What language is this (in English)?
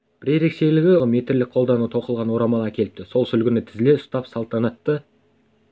Kazakh